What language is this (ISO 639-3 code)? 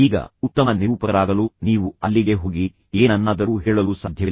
kan